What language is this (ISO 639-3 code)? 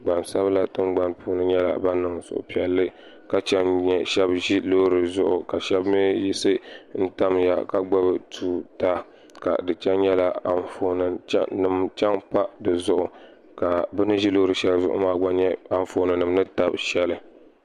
dag